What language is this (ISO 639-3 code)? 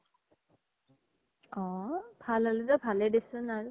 asm